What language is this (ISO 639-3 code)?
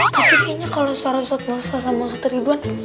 ind